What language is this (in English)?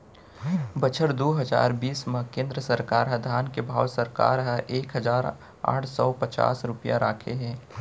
Chhattisgarhi